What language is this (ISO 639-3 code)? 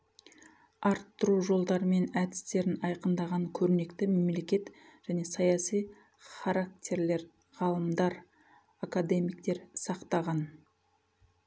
kaz